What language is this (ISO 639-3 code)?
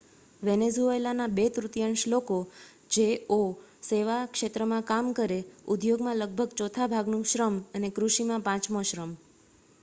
guj